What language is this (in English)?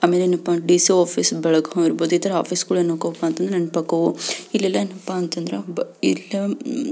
Kannada